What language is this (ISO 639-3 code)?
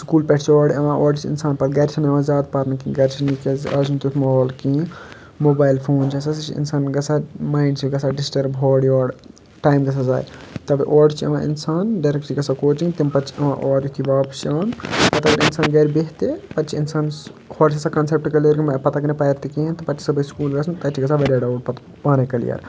kas